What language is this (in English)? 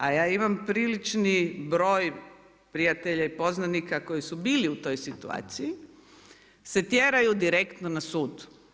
Croatian